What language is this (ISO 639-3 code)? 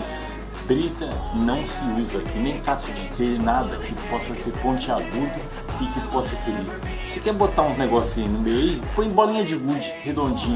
por